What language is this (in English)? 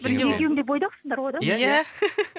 Kazakh